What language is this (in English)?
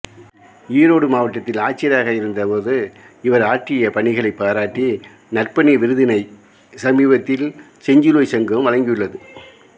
Tamil